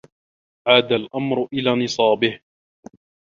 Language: Arabic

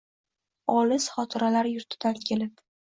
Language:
Uzbek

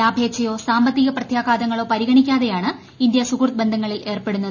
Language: Malayalam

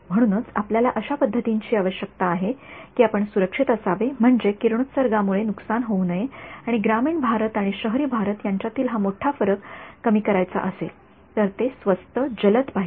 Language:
Marathi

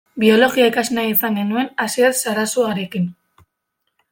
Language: Basque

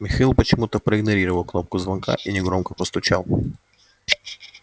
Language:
Russian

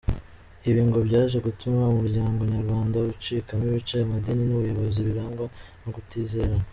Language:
Kinyarwanda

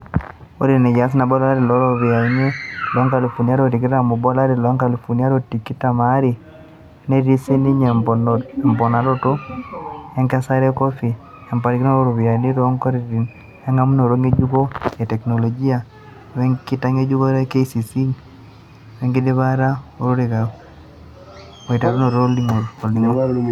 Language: Masai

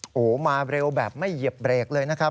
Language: Thai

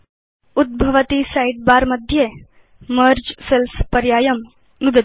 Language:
Sanskrit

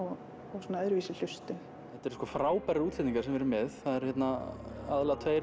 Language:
Icelandic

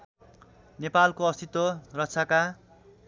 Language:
Nepali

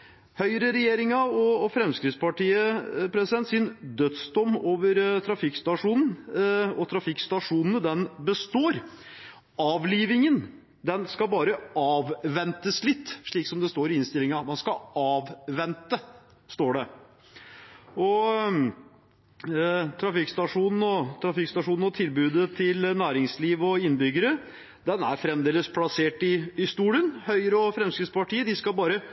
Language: Norwegian Bokmål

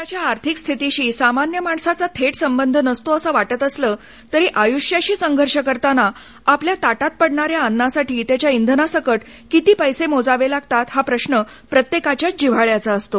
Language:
Marathi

